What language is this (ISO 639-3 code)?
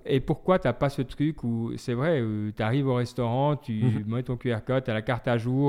fra